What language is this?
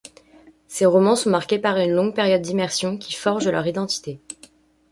French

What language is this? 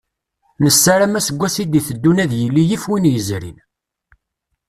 Kabyle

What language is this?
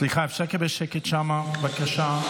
Hebrew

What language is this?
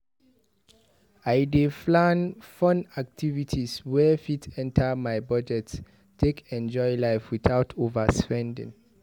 Nigerian Pidgin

